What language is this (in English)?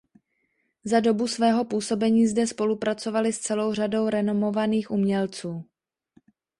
Czech